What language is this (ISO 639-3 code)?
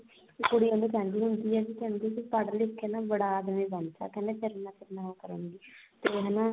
pan